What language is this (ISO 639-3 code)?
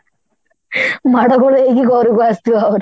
ori